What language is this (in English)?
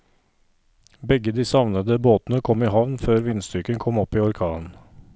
Norwegian